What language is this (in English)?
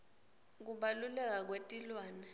Swati